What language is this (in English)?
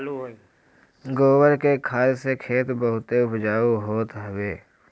Bhojpuri